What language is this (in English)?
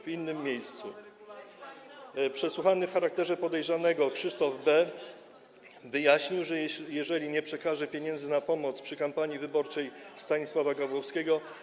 Polish